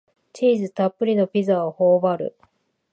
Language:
Japanese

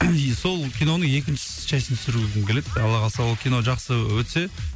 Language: Kazakh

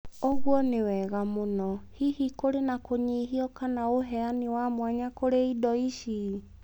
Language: Kikuyu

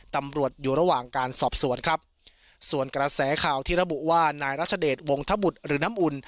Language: Thai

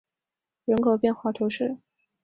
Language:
Chinese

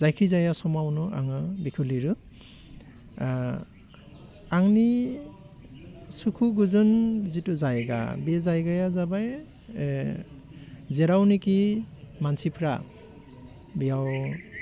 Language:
Bodo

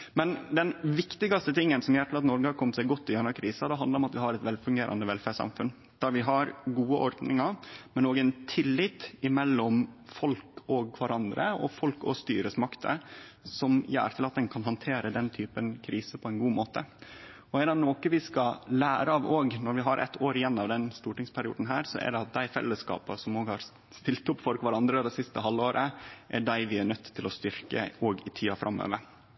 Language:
Norwegian Nynorsk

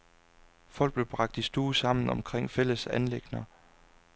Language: Danish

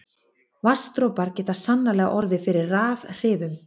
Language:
Icelandic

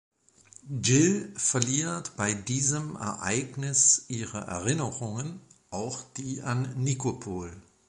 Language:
German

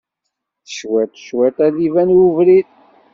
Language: Kabyle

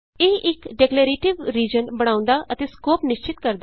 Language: Punjabi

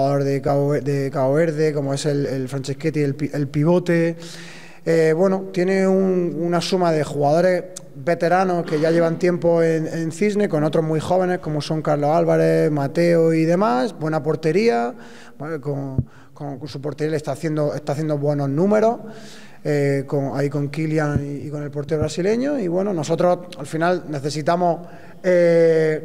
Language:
Spanish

